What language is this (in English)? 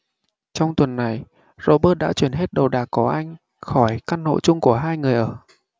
Vietnamese